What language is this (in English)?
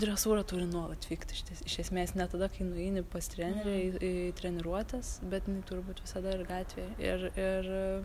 Lithuanian